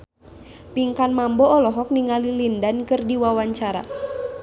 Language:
Sundanese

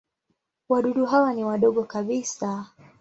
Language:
Swahili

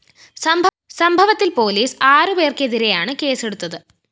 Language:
Malayalam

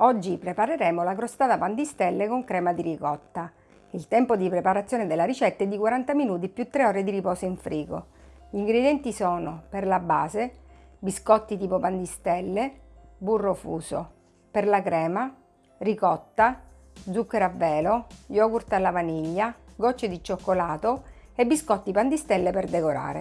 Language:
Italian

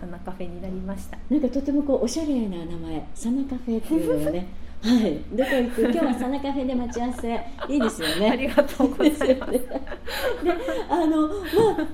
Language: Japanese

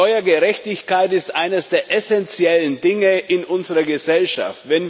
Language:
German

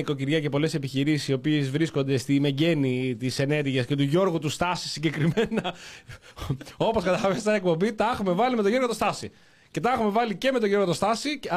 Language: Greek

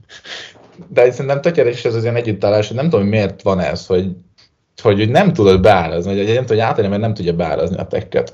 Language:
Hungarian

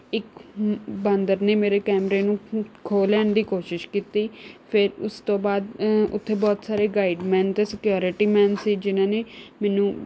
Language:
Punjabi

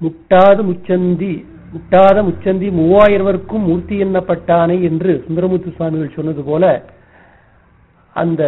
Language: Tamil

